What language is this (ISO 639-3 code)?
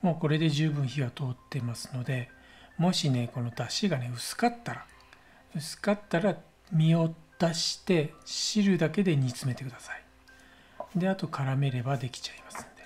jpn